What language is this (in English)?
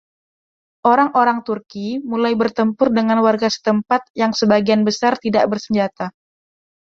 Indonesian